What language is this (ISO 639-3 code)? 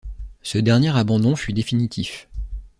fra